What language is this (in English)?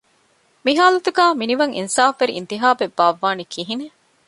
Divehi